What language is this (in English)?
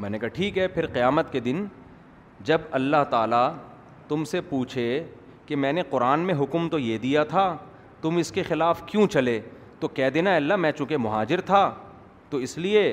Urdu